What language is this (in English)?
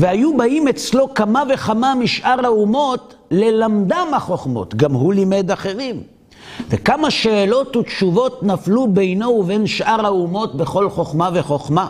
Hebrew